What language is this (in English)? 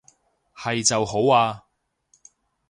Cantonese